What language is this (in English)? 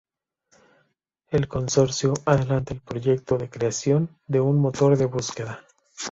Spanish